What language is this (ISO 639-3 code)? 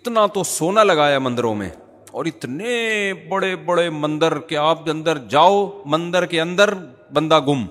urd